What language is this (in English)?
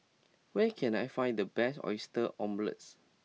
English